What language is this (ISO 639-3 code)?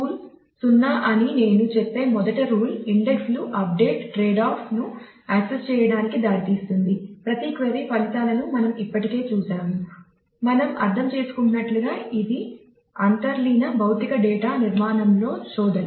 tel